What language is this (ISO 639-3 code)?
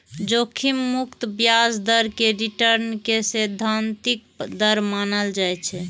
mai